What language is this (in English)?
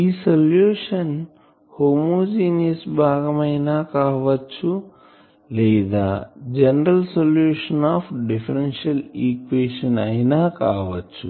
Telugu